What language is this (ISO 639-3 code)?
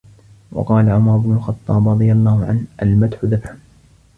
ara